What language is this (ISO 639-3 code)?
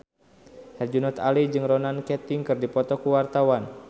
sun